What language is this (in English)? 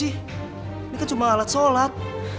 Indonesian